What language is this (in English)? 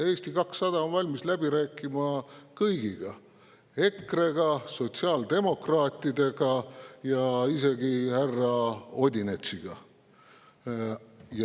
Estonian